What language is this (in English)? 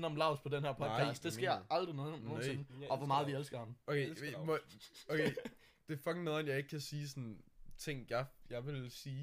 Danish